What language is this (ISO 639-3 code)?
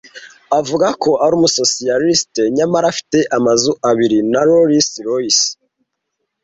kin